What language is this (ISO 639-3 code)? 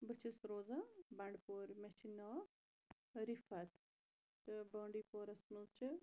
kas